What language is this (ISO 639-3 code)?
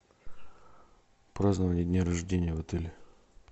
rus